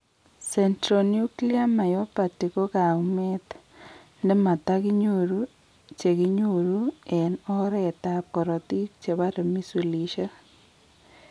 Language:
Kalenjin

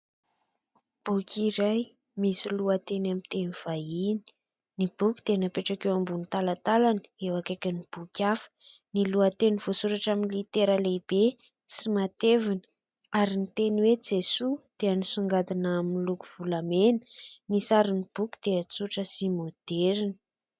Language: Malagasy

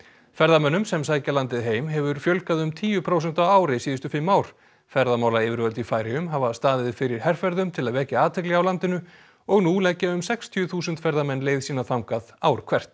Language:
Icelandic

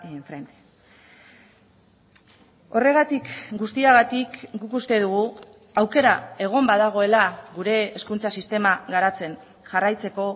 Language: Basque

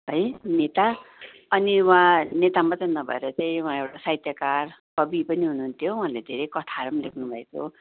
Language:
Nepali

